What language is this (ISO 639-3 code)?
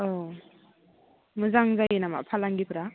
brx